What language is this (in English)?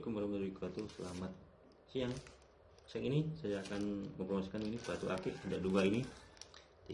Indonesian